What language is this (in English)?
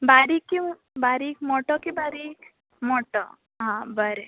Konkani